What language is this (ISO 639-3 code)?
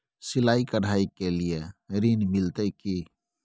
mai